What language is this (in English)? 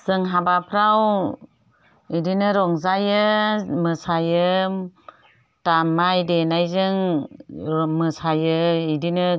Bodo